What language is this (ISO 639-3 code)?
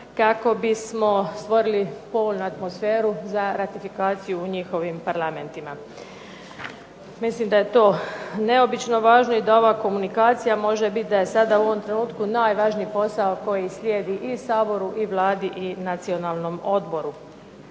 hrv